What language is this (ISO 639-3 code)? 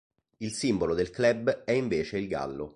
ita